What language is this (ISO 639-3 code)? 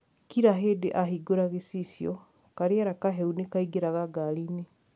kik